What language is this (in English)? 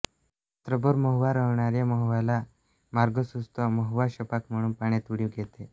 Marathi